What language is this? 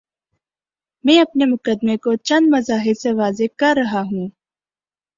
Urdu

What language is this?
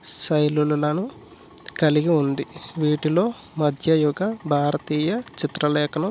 Telugu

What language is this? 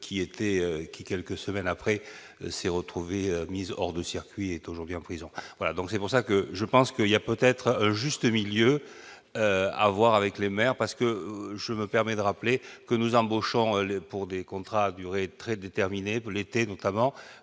French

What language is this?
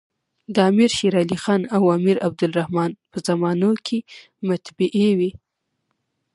Pashto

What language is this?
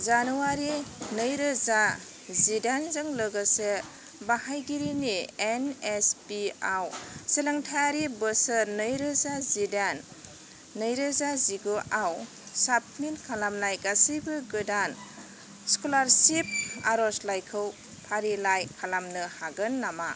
Bodo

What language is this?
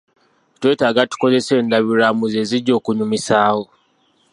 Ganda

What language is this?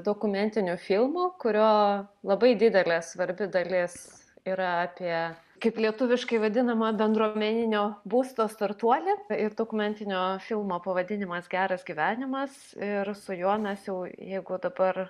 Lithuanian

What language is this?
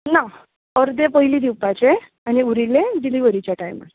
Konkani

